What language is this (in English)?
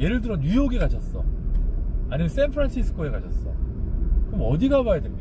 Korean